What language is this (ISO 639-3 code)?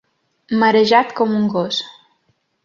cat